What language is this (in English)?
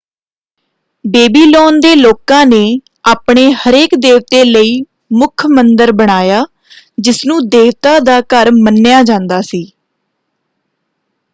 Punjabi